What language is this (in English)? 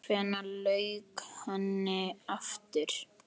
Icelandic